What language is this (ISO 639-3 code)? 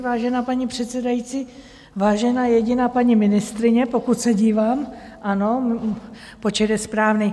ces